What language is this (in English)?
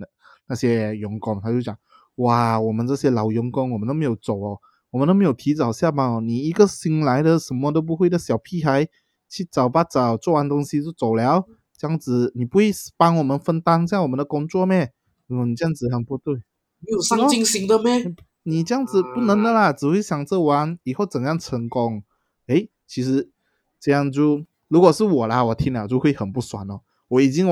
Chinese